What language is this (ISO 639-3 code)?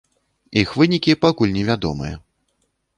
bel